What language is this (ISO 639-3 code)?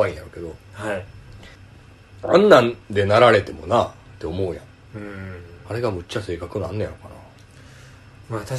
jpn